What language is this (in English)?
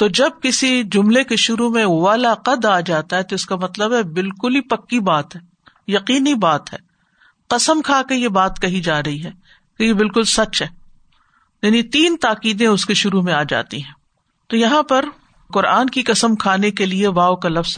Urdu